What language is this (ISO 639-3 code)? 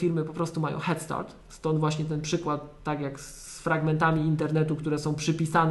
pol